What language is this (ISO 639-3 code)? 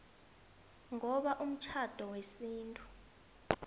nbl